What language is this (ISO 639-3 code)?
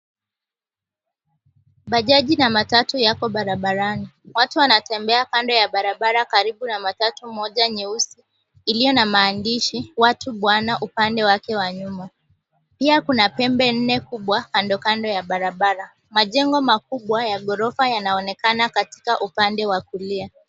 swa